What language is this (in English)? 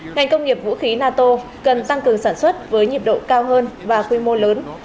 Vietnamese